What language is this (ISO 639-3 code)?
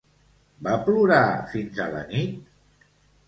cat